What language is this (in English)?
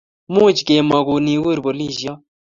Kalenjin